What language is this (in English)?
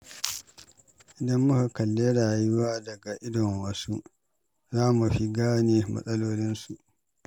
Hausa